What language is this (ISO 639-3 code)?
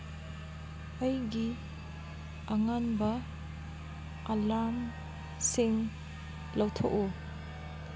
mni